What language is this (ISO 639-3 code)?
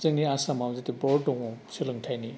brx